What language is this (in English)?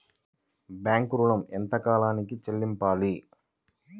Telugu